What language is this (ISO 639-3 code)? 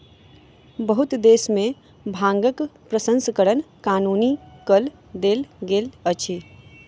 mai